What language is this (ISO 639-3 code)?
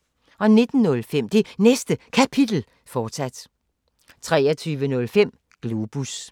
dan